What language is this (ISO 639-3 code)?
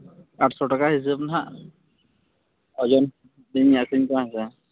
sat